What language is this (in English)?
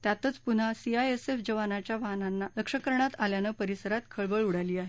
Marathi